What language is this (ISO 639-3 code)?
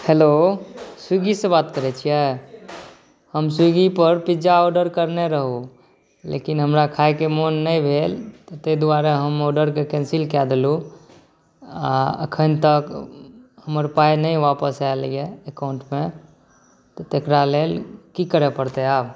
mai